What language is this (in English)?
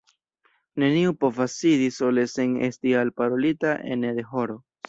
Esperanto